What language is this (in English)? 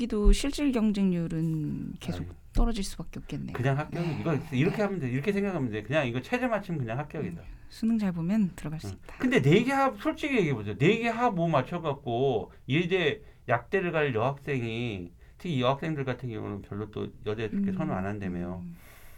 Korean